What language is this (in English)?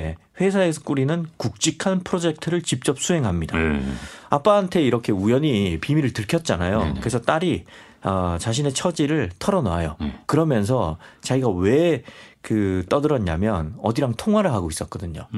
Korean